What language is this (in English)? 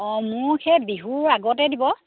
Assamese